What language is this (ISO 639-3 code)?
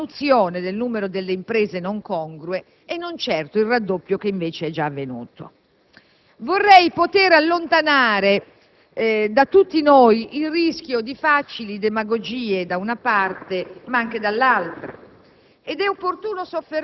ita